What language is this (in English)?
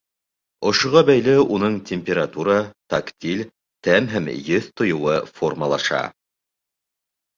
Bashkir